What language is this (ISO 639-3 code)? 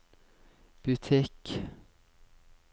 nor